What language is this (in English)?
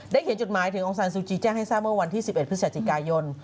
Thai